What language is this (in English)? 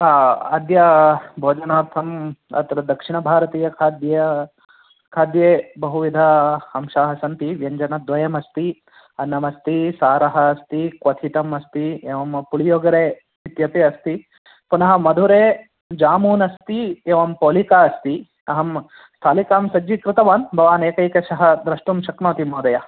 Sanskrit